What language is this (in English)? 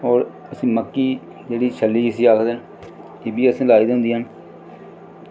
Dogri